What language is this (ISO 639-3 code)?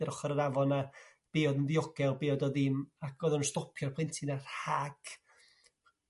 cym